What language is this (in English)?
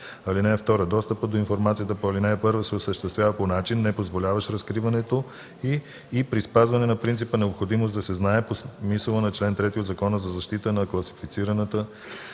Bulgarian